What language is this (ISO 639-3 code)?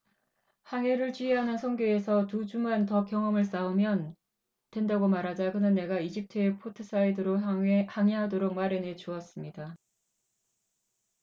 kor